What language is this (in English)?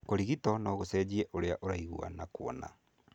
Kikuyu